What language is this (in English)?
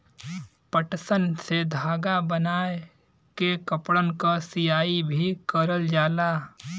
Bhojpuri